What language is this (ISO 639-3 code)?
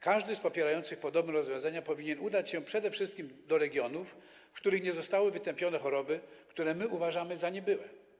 pol